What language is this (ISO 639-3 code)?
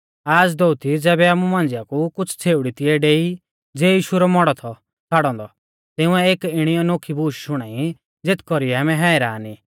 bfz